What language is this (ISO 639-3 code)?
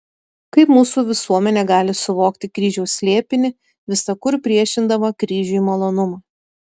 lit